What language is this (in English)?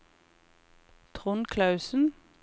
Norwegian